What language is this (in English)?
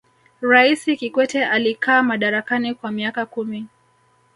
Swahili